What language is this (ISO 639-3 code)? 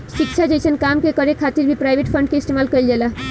bho